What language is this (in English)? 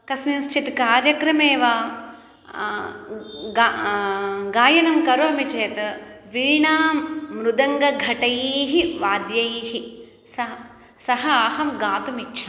Sanskrit